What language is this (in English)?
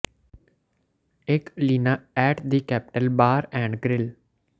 Punjabi